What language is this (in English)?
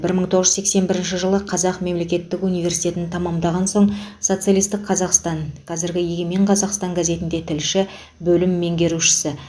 Kazakh